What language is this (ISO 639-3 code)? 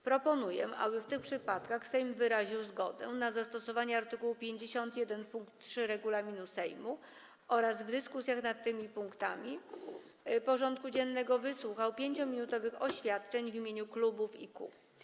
pol